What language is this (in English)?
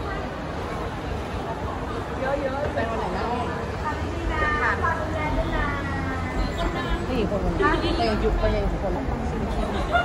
Thai